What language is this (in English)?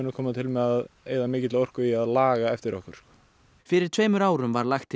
Icelandic